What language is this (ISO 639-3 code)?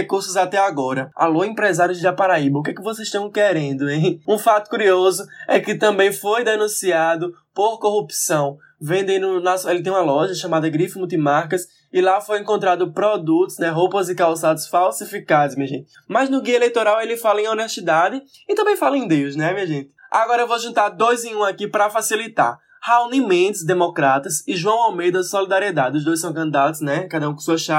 por